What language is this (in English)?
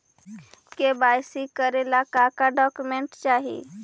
Magahi